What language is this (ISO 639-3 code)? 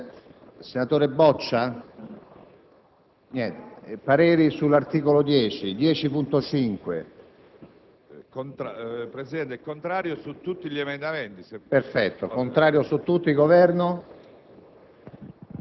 ita